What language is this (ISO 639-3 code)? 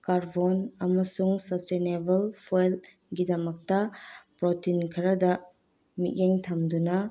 mni